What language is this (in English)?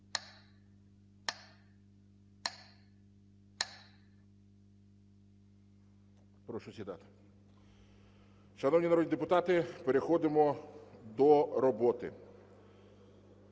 Ukrainian